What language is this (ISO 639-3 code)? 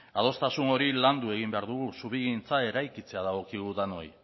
eus